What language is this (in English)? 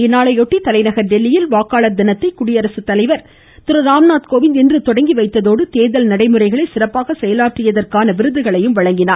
Tamil